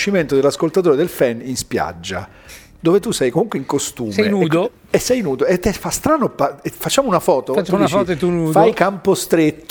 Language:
Italian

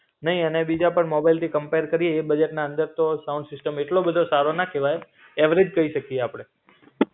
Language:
Gujarati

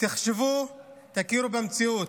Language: Hebrew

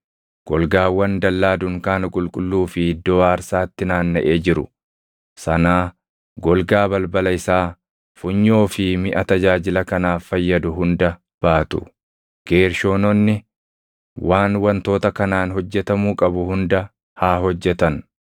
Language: Oromo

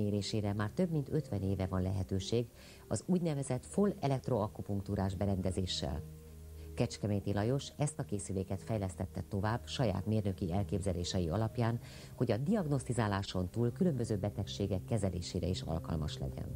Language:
Hungarian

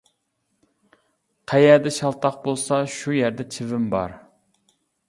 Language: Uyghur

